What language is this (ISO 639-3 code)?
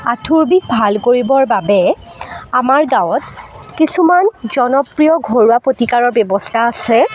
asm